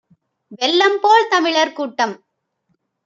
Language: Tamil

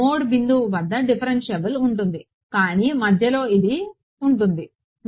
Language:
Telugu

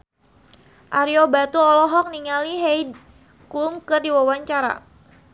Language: Sundanese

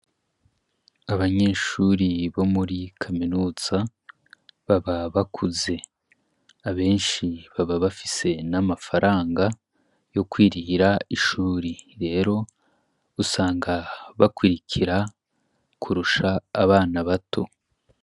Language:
Rundi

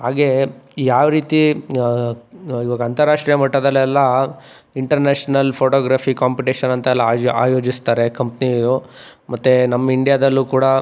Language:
Kannada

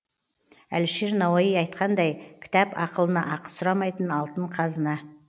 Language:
Kazakh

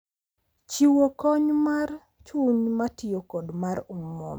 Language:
Luo (Kenya and Tanzania)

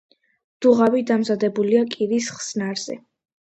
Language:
Georgian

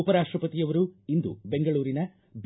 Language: Kannada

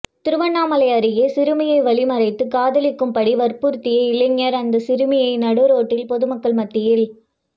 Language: Tamil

